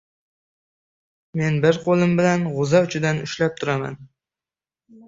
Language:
Uzbek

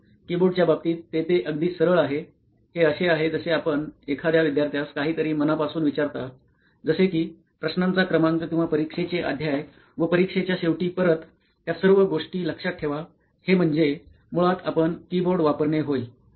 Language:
Marathi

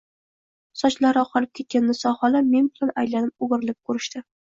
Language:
Uzbek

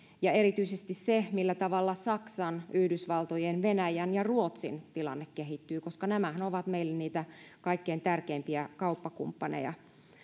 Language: Finnish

